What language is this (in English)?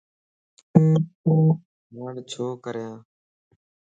Lasi